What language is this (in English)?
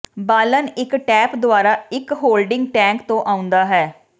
Punjabi